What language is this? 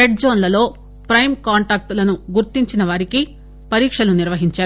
Telugu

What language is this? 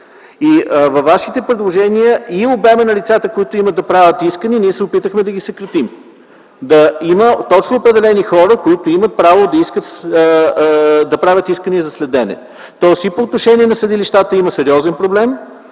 Bulgarian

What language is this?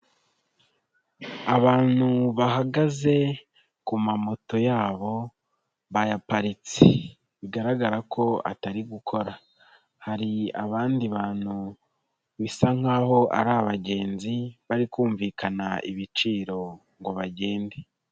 Kinyarwanda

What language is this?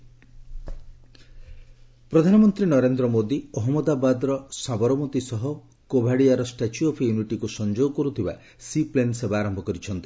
Odia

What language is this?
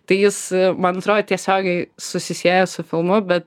Lithuanian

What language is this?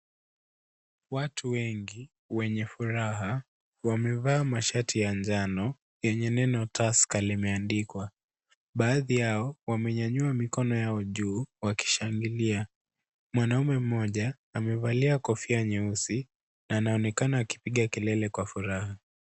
Swahili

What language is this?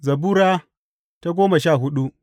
Hausa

